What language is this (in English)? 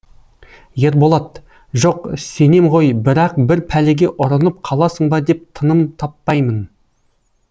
Kazakh